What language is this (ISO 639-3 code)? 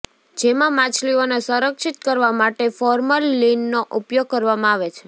guj